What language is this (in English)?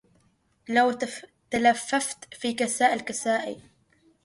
Arabic